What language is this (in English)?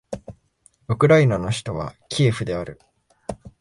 Japanese